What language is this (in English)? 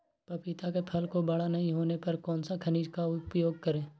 Magahi